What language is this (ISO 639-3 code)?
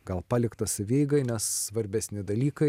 lit